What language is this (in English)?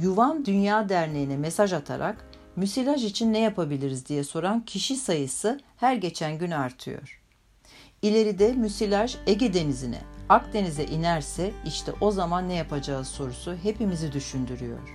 Turkish